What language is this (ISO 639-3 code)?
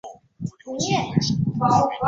zho